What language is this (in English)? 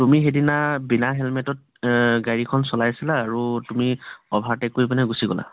Assamese